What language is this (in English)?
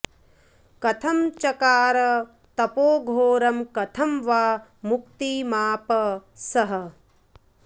Sanskrit